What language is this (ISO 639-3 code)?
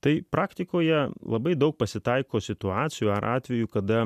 lit